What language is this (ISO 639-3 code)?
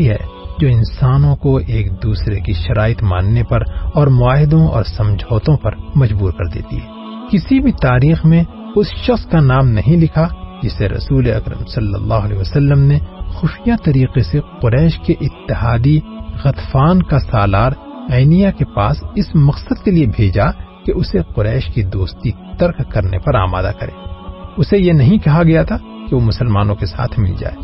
urd